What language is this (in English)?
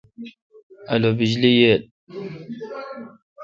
Kalkoti